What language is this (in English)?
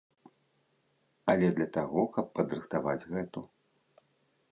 Belarusian